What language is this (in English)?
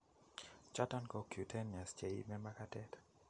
Kalenjin